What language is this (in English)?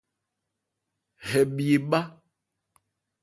Ebrié